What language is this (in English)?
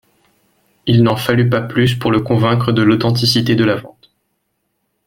French